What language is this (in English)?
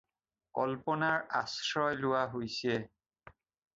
Assamese